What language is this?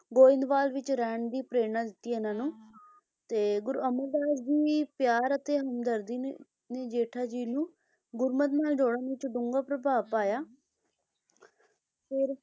Punjabi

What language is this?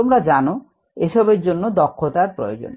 Bangla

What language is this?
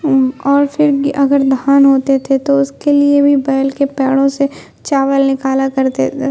Urdu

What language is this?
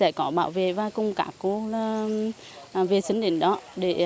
Vietnamese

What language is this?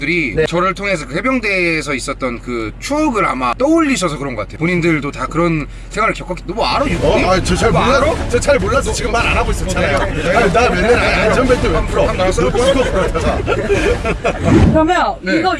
Korean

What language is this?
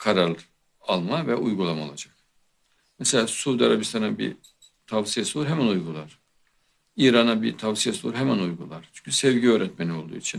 Turkish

